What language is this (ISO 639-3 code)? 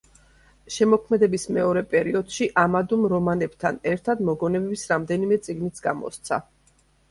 kat